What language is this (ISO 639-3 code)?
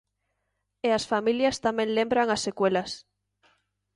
glg